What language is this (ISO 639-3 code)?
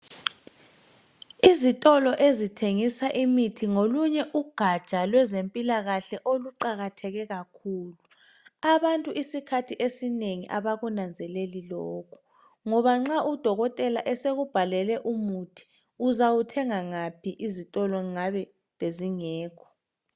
nde